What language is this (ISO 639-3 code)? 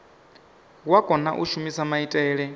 ven